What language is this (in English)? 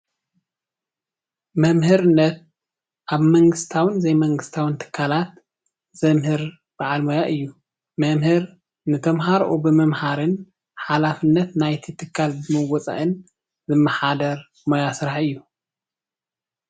Tigrinya